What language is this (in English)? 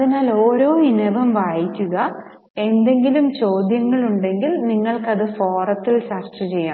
Malayalam